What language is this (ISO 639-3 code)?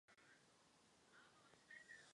ces